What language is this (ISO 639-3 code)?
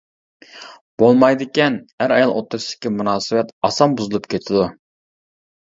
uig